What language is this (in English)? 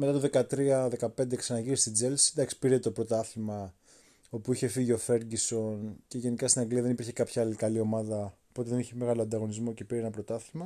Greek